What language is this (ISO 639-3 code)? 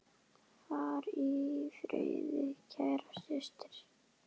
isl